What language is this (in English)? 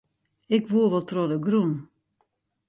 Western Frisian